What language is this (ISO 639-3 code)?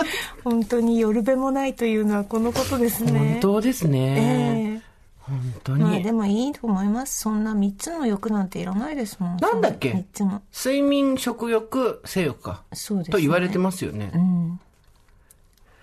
jpn